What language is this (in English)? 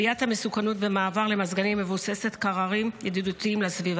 Hebrew